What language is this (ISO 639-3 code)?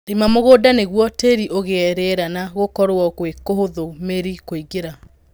kik